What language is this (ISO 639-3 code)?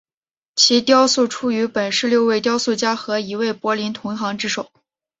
zho